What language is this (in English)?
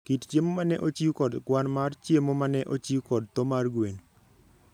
Luo (Kenya and Tanzania)